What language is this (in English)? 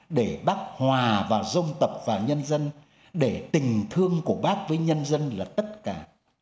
Vietnamese